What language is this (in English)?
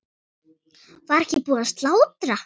Icelandic